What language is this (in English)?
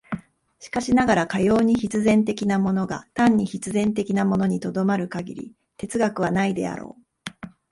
Japanese